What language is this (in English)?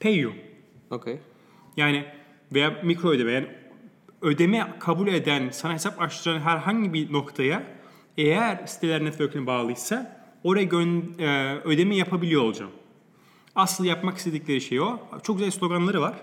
Turkish